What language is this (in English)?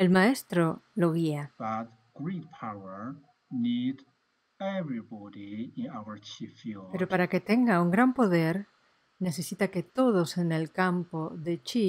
Spanish